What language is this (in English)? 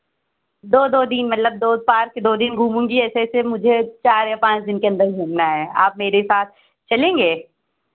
Hindi